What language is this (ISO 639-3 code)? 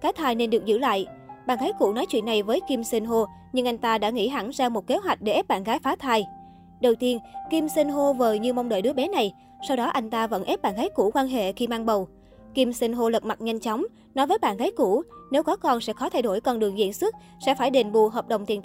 vie